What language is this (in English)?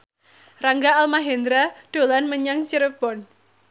Javanese